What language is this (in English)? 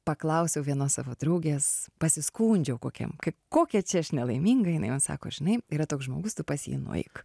Lithuanian